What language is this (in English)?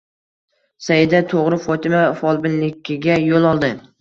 Uzbek